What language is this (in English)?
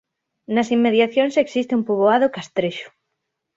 Galician